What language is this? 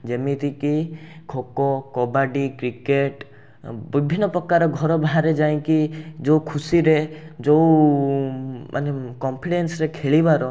Odia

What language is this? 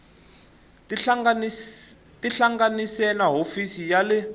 Tsonga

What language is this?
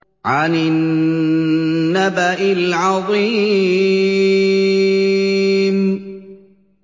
Arabic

